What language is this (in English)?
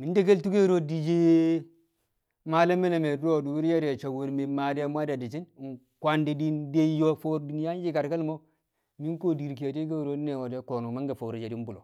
Kamo